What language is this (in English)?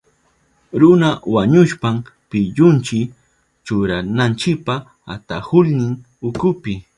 Southern Pastaza Quechua